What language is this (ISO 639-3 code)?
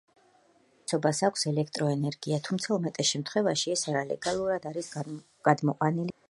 kat